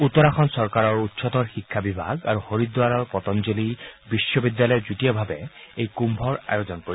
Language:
Assamese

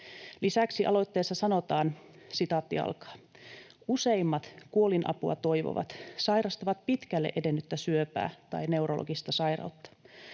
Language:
Finnish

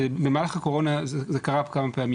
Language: Hebrew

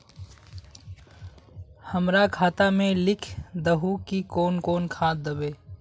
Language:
Magahi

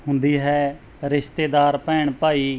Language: Punjabi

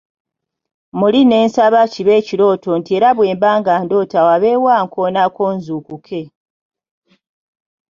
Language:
Ganda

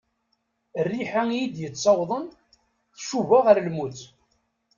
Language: Kabyle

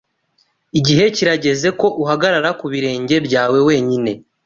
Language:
Kinyarwanda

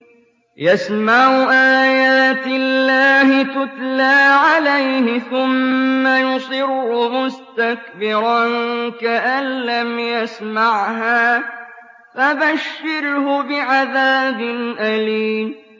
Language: Arabic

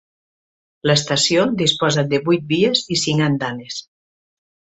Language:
Catalan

